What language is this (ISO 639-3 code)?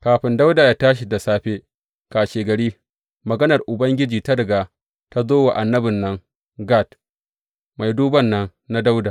hau